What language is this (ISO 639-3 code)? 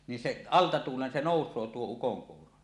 fin